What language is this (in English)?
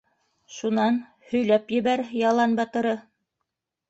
Bashkir